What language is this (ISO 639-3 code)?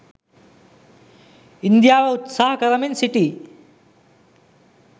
sin